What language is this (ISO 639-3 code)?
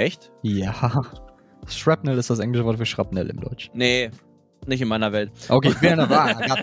deu